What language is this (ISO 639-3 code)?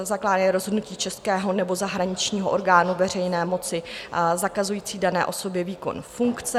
ces